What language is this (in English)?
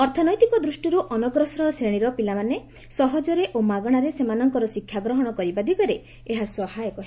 Odia